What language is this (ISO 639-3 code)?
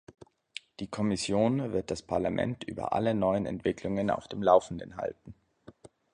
deu